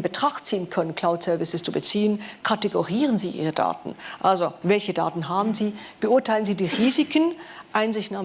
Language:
German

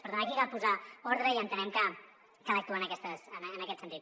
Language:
Catalan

